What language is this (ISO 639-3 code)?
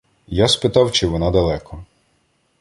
ukr